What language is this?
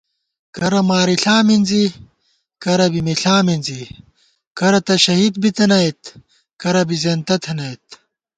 Gawar-Bati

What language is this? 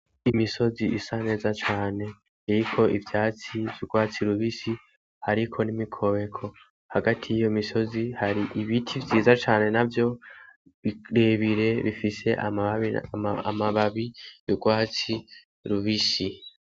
Rundi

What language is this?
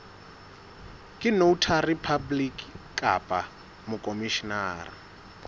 Southern Sotho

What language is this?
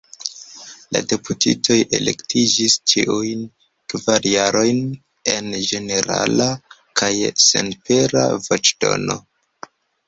Esperanto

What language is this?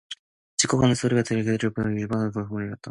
Korean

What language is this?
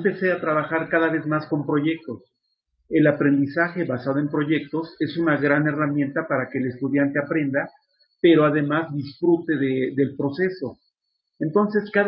Spanish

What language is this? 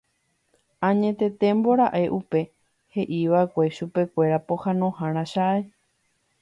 Guarani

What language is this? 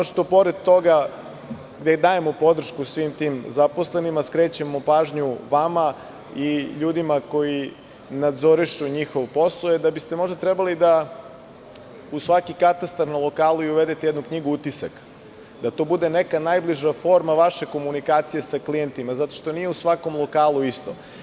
Serbian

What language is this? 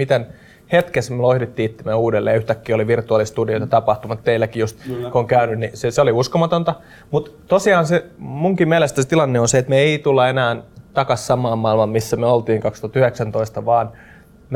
Finnish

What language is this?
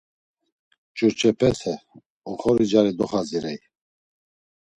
Laz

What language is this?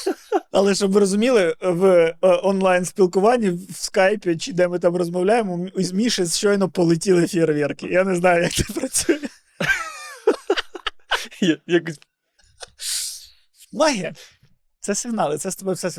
Ukrainian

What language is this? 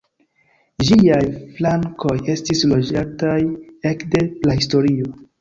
Esperanto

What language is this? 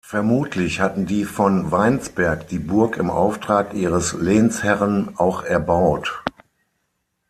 German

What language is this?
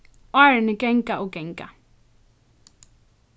Faroese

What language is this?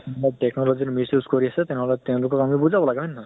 Assamese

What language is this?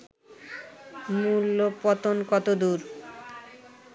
Bangla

